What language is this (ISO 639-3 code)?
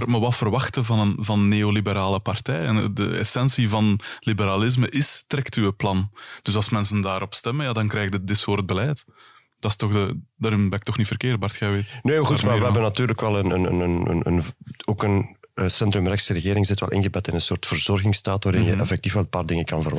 nld